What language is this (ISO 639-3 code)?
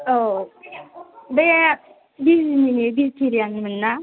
brx